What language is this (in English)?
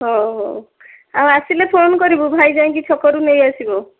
Odia